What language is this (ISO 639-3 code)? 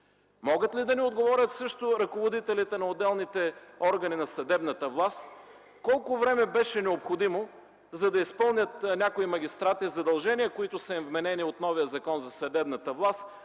bul